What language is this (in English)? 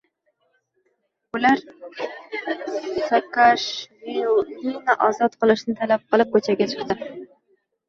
Uzbek